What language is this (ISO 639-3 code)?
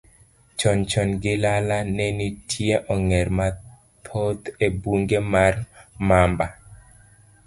luo